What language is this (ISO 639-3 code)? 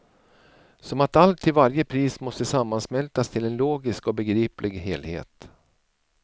swe